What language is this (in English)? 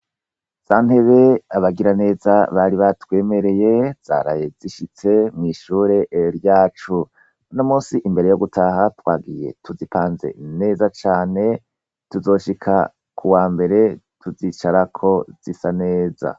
Rundi